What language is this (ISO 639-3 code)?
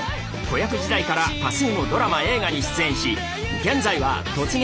jpn